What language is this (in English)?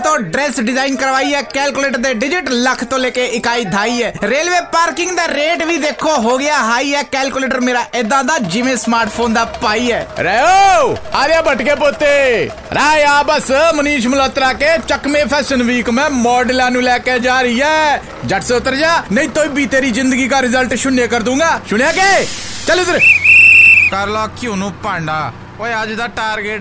Punjabi